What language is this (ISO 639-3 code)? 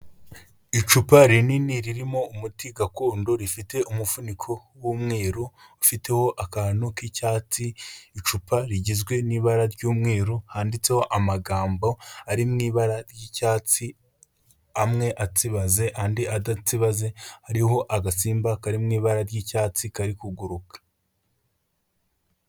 kin